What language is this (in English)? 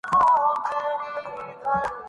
Urdu